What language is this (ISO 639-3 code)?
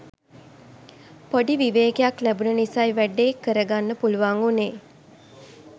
sin